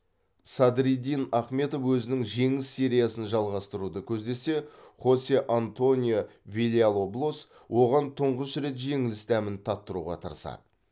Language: Kazakh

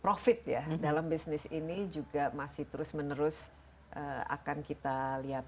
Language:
Indonesian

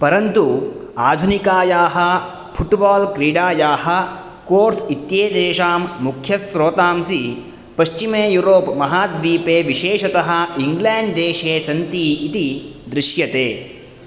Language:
Sanskrit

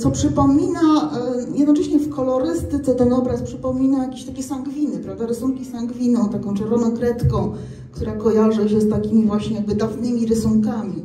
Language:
Polish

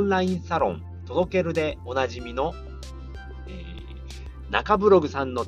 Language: Japanese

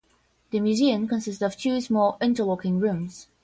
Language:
English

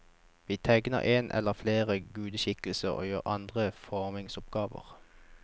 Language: Norwegian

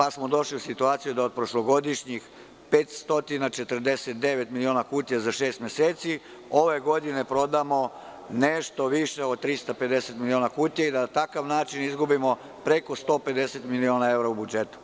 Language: Serbian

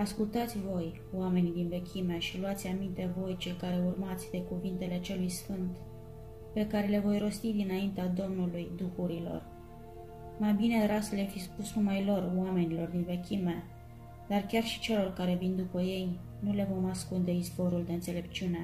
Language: Romanian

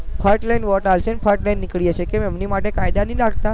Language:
Gujarati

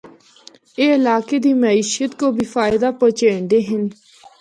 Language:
Northern Hindko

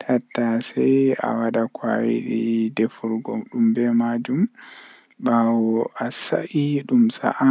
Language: Western Niger Fulfulde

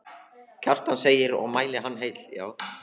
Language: Icelandic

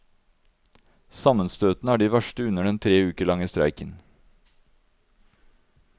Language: Norwegian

